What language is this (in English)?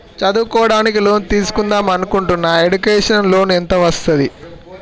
Telugu